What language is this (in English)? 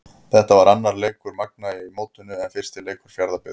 Icelandic